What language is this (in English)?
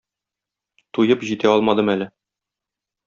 Tatar